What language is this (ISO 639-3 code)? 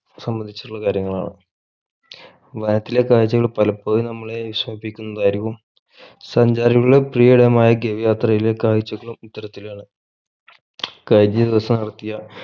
mal